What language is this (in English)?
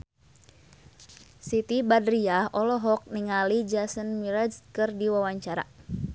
Sundanese